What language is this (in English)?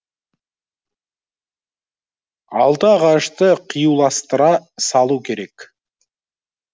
Kazakh